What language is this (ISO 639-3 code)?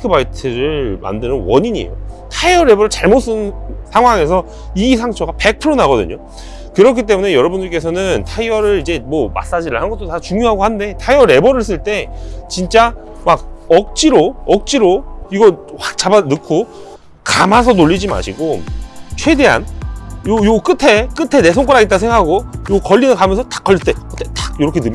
kor